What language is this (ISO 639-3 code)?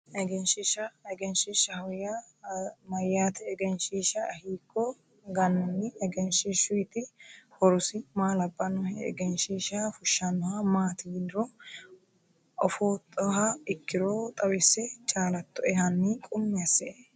sid